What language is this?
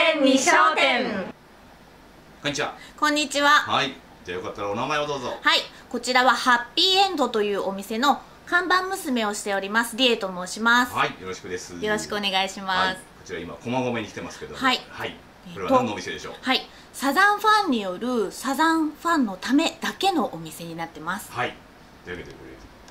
Japanese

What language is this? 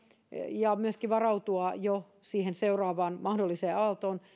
Finnish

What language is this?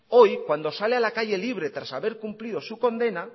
Spanish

